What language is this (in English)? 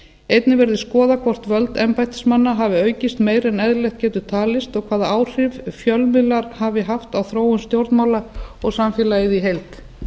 Icelandic